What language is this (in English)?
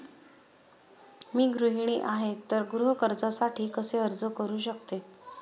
Marathi